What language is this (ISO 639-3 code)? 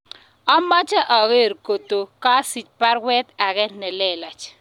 kln